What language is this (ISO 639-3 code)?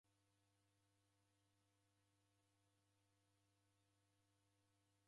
dav